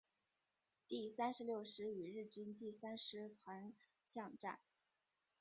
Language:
Chinese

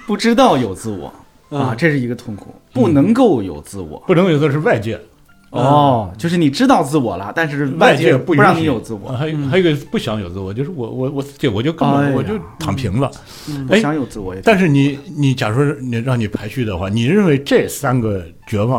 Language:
Chinese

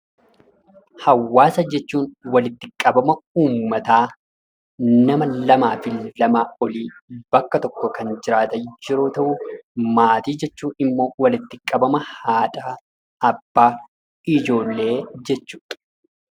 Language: Oromo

